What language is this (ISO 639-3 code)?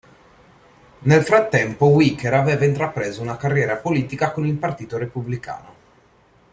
ita